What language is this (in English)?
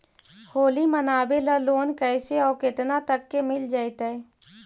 Magahi